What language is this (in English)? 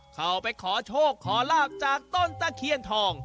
Thai